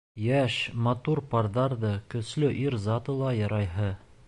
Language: Bashkir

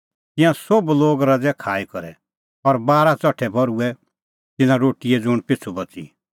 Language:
Kullu Pahari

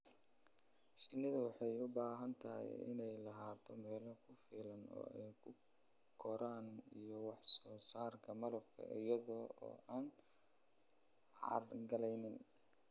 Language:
Somali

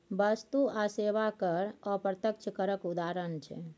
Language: Maithili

